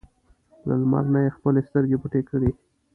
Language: Pashto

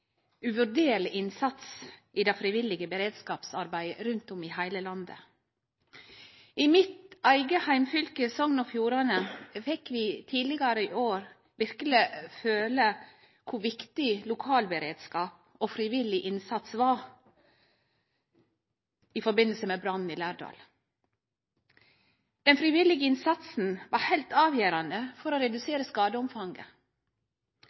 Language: Norwegian Nynorsk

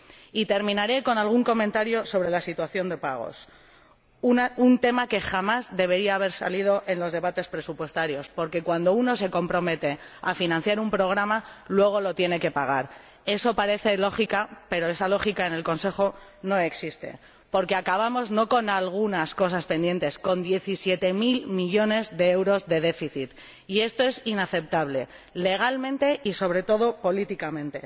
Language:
Spanish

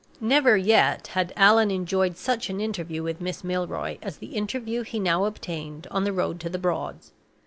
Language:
English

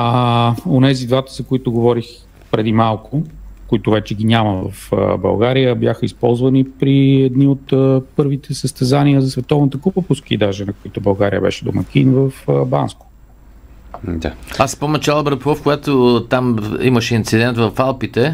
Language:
Bulgarian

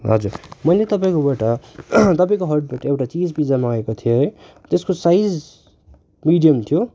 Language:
Nepali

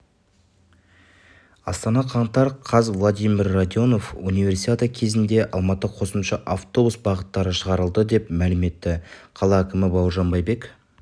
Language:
Kazakh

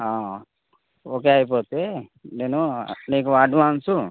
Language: Telugu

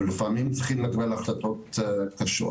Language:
Hebrew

